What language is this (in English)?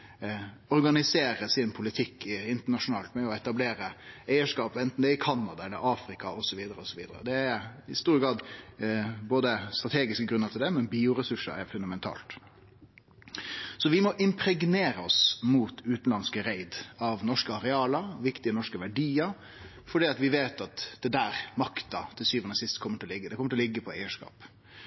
Norwegian Nynorsk